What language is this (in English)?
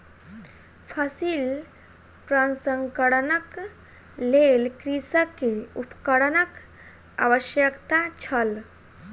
Maithili